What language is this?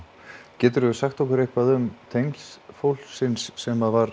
Icelandic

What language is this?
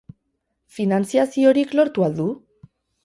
Basque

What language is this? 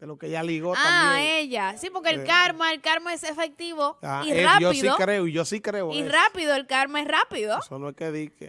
Spanish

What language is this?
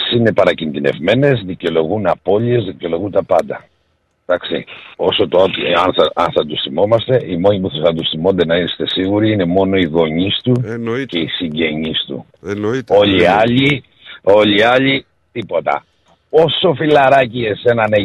Greek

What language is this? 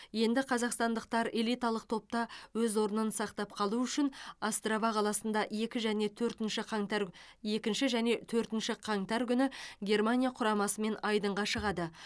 Kazakh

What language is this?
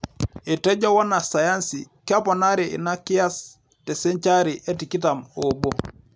Masai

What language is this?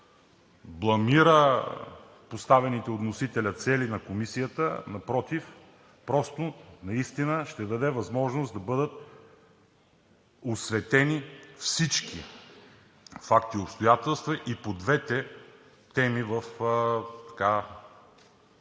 Bulgarian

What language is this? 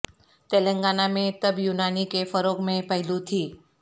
Urdu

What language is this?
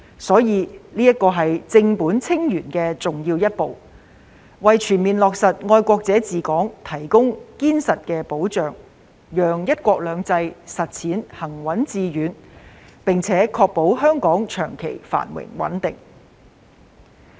Cantonese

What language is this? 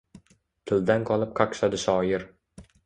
Uzbek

